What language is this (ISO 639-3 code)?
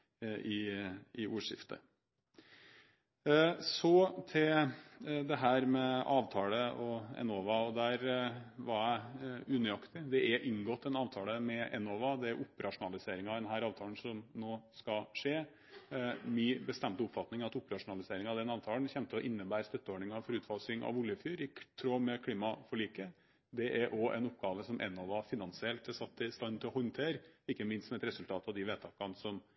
nob